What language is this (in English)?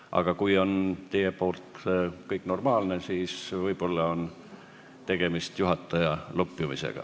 Estonian